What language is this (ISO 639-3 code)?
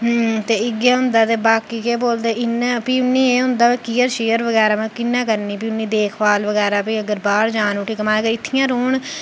doi